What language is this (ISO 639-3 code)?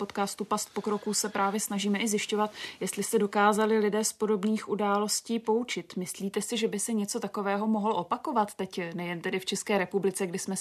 ces